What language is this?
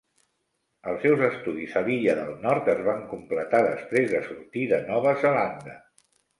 Catalan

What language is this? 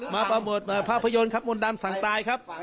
Thai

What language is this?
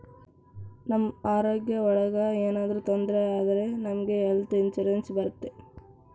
Kannada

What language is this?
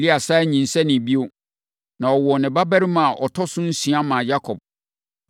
Akan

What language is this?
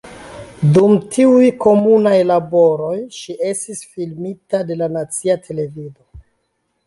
Esperanto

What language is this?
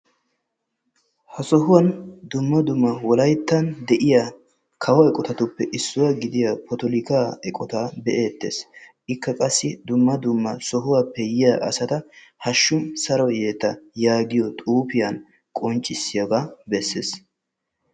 Wolaytta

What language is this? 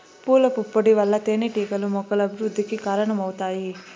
Telugu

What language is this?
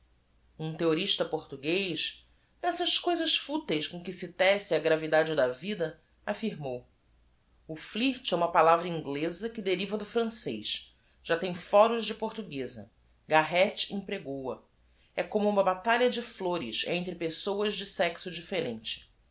Portuguese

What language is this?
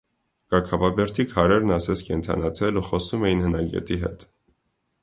Armenian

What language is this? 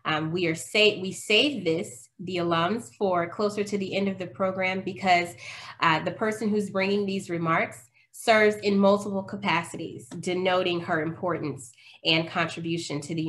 English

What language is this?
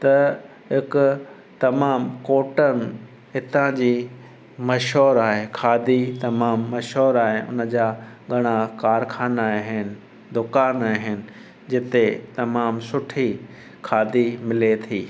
Sindhi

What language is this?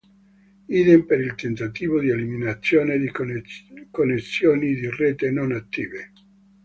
Italian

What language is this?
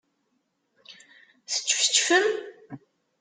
Kabyle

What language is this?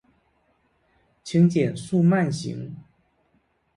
Chinese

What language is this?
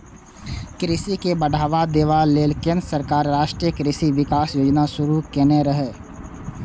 Maithili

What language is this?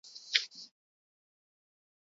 Basque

